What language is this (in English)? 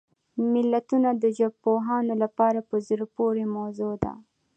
Pashto